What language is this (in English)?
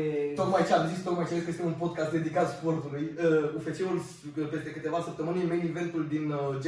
Romanian